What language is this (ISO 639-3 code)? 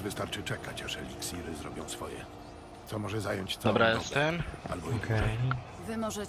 pol